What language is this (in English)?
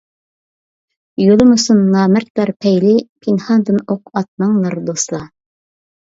Uyghur